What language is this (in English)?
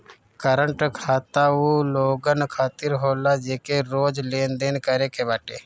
Bhojpuri